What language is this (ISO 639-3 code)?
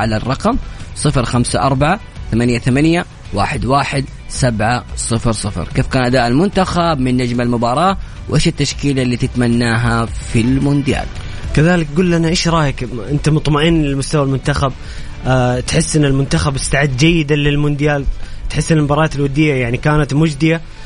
ara